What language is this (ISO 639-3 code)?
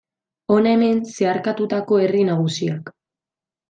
eus